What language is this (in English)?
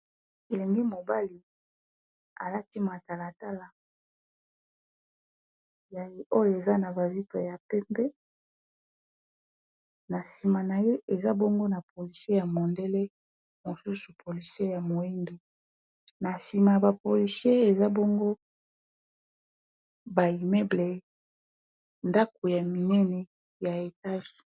Lingala